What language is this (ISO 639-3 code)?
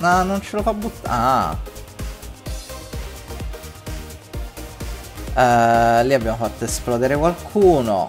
ita